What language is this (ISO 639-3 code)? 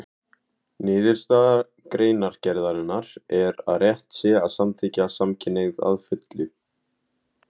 isl